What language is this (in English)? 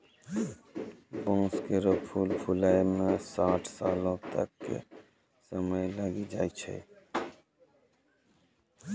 Maithili